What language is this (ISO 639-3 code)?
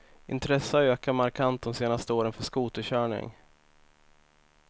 swe